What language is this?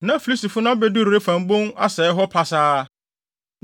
Akan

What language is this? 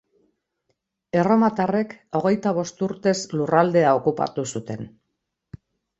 Basque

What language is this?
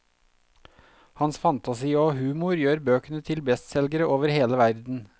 Norwegian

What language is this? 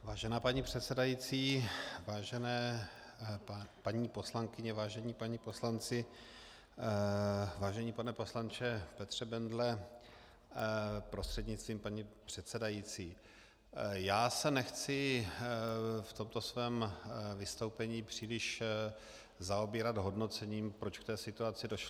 Czech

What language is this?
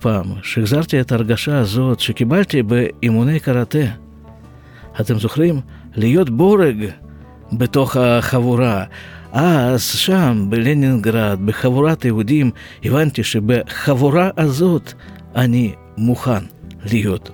Hebrew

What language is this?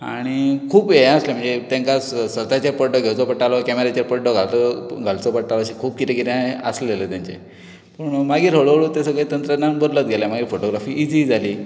Konkani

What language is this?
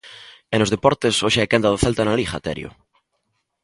Galician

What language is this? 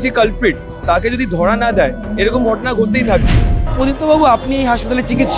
Bangla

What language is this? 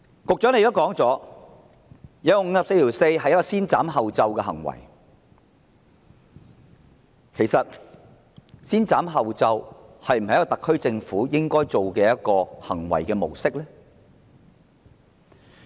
Cantonese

